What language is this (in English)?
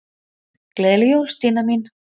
Icelandic